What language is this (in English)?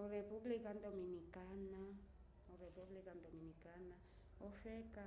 Umbundu